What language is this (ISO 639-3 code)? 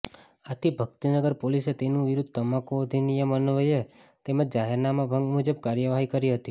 guj